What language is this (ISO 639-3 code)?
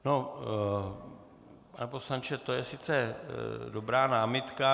ces